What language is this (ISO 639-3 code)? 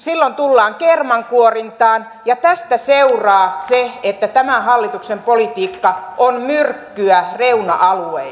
fin